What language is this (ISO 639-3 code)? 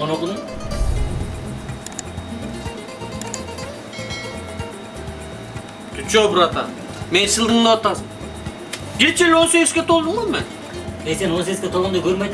tur